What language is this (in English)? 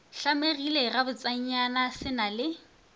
Northern Sotho